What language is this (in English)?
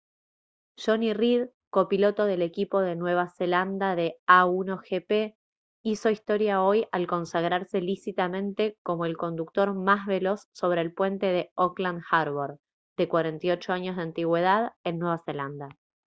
Spanish